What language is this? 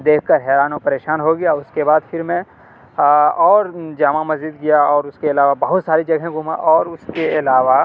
Urdu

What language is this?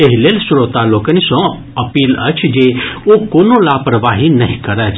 Maithili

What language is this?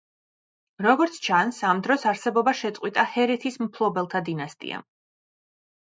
Georgian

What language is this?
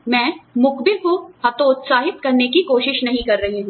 Hindi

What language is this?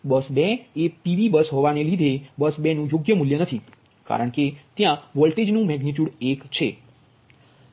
Gujarati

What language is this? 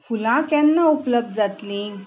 Konkani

